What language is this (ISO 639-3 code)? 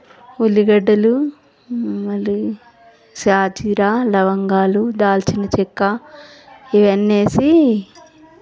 tel